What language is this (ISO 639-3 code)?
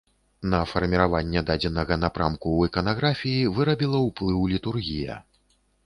bel